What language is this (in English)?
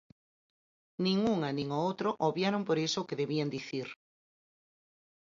Galician